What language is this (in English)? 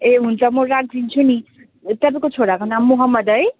Nepali